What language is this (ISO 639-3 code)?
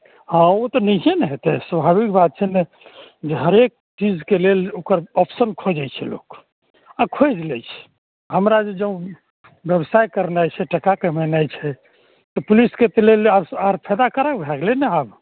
mai